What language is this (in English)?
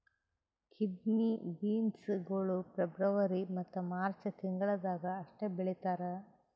Kannada